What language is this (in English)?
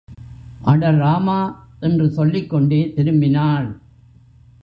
Tamil